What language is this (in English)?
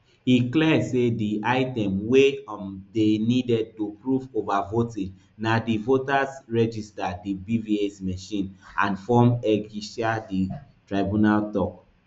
Nigerian Pidgin